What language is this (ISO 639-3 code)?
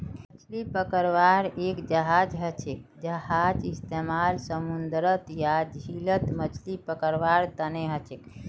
mag